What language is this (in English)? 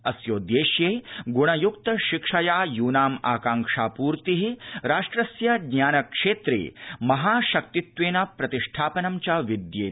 Sanskrit